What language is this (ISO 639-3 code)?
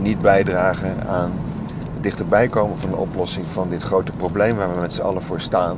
nld